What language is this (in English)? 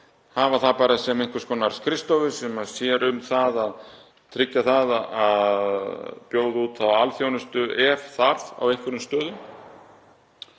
Icelandic